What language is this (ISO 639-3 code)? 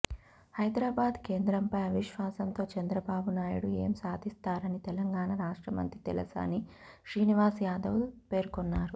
tel